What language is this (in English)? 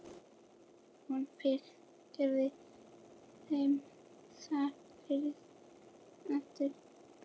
Icelandic